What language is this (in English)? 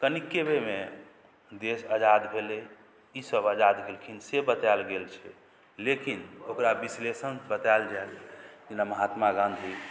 Maithili